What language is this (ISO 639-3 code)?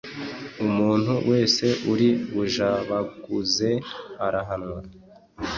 kin